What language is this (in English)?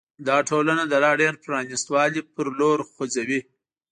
Pashto